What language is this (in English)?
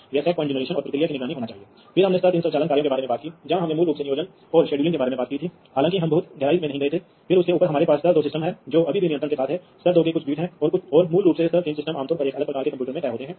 Hindi